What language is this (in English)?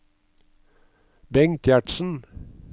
Norwegian